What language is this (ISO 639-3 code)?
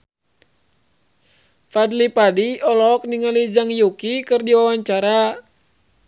sun